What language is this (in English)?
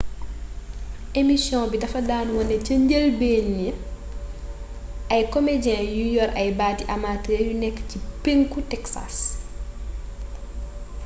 Wolof